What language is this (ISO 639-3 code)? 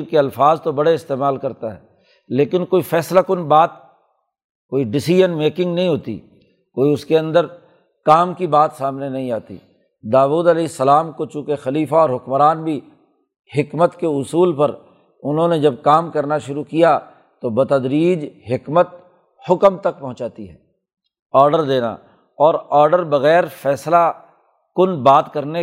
urd